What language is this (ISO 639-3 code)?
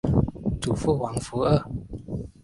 zho